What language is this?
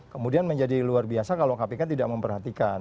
Indonesian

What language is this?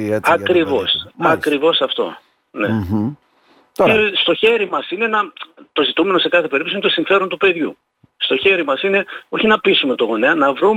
Greek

